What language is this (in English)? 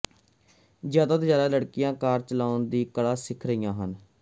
Punjabi